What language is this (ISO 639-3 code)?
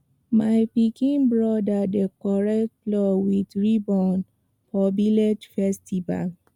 pcm